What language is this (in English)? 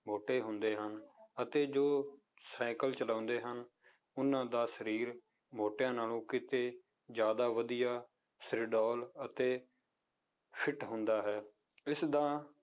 Punjabi